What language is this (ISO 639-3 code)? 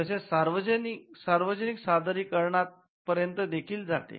mar